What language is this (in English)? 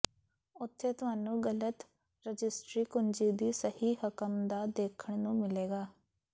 Punjabi